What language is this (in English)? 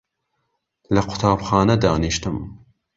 Central Kurdish